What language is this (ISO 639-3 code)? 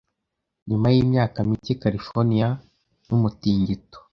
kin